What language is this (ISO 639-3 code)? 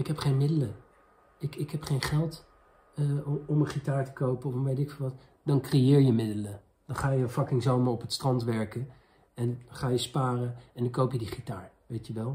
nld